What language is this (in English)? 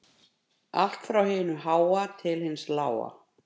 Icelandic